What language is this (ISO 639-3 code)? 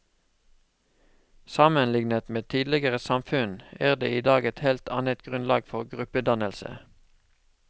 nor